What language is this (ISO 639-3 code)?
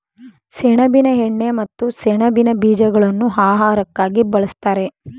kan